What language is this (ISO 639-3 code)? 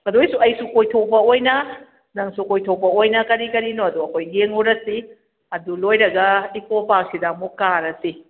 mni